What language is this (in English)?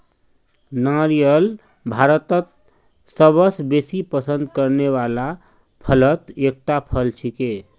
Magahi